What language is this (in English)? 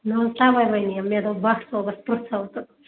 Kashmiri